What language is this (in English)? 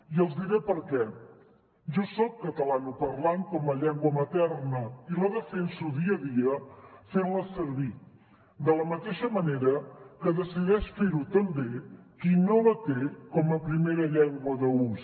Catalan